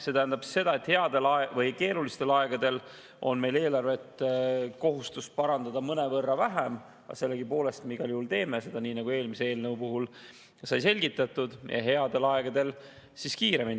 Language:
Estonian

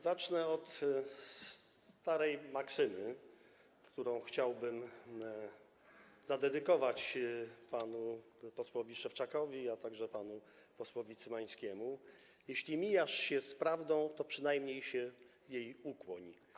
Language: Polish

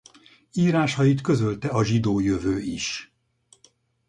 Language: Hungarian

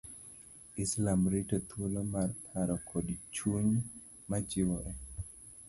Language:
Luo (Kenya and Tanzania)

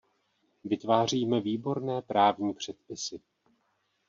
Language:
Czech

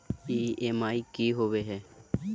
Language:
Magahi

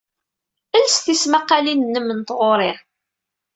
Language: Kabyle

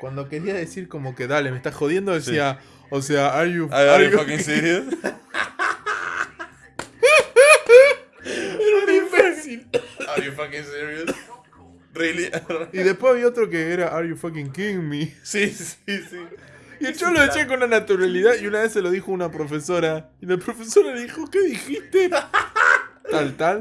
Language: Spanish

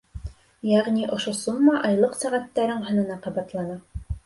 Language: Bashkir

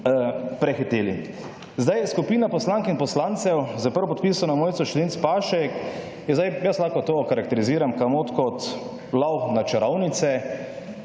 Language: Slovenian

